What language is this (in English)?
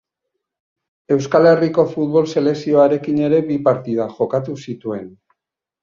Basque